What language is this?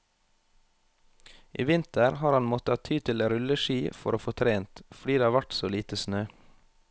Norwegian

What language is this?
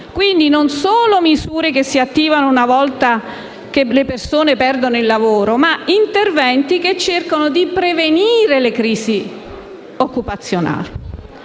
Italian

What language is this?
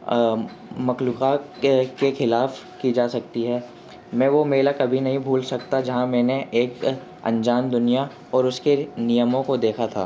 Urdu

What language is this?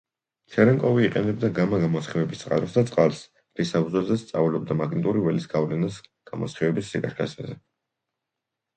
Georgian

